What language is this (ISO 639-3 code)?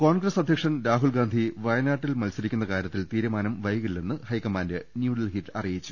mal